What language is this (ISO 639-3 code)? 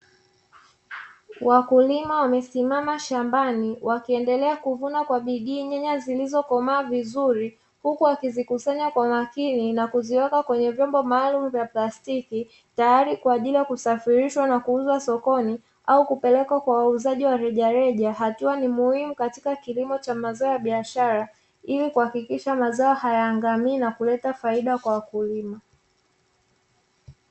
swa